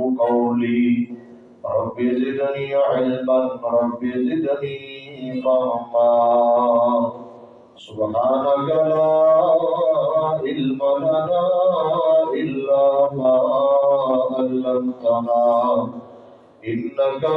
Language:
Urdu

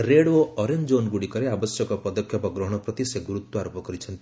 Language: Odia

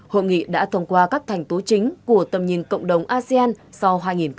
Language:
Vietnamese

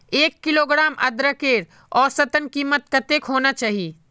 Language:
Magahi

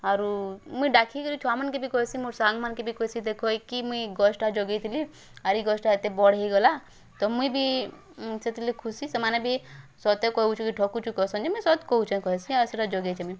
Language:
Odia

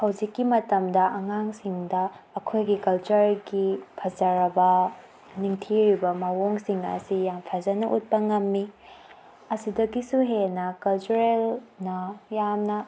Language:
Manipuri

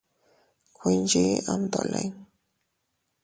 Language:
Teutila Cuicatec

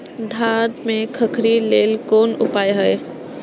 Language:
Maithili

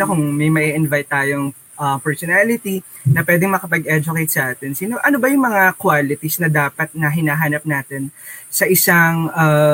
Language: Filipino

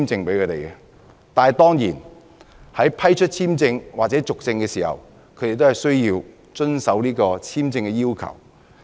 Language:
Cantonese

